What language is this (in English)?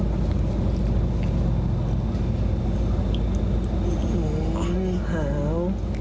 Thai